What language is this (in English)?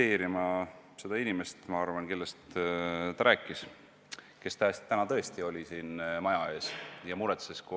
Estonian